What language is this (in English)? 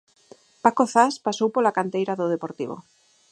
Galician